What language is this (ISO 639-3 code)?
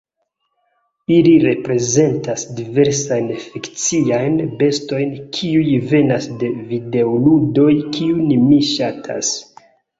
epo